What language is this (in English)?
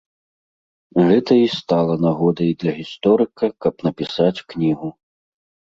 Belarusian